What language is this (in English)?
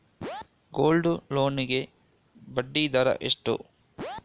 Kannada